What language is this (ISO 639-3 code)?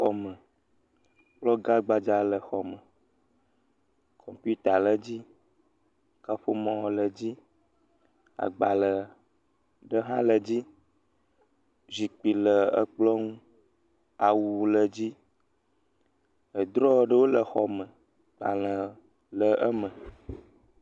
ewe